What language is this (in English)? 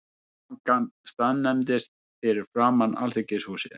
Icelandic